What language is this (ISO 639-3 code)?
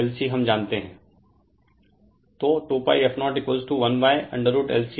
hin